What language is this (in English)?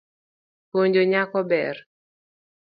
Luo (Kenya and Tanzania)